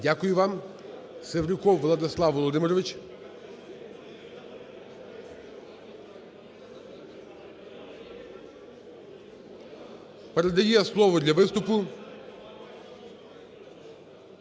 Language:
Ukrainian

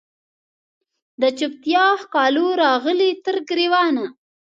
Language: Pashto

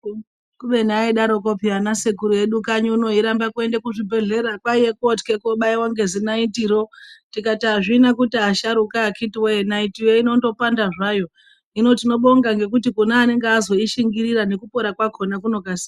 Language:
Ndau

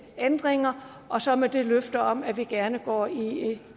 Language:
Danish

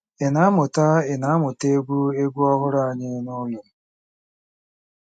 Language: Igbo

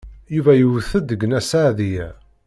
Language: Kabyle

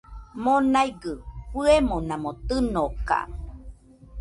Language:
Nüpode Huitoto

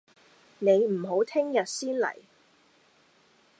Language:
Cantonese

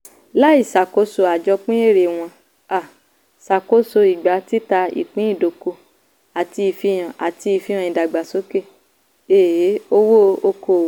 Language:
Yoruba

